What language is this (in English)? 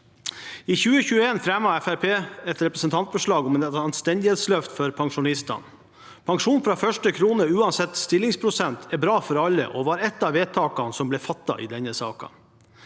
Norwegian